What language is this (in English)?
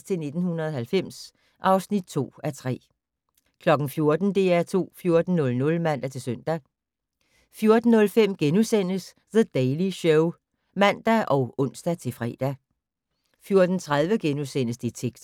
Danish